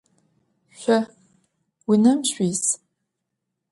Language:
Adyghe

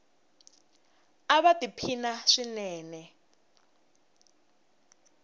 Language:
Tsonga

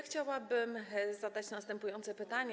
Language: Polish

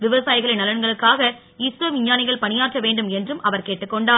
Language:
Tamil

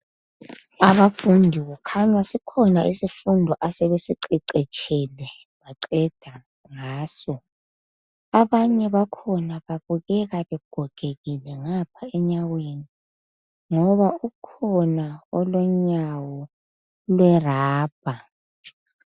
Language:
North Ndebele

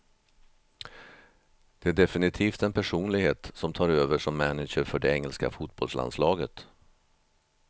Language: Swedish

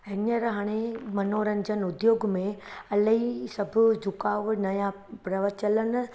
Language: Sindhi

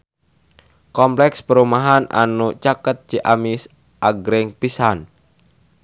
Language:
Sundanese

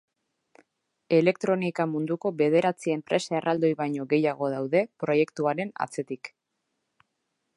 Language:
Basque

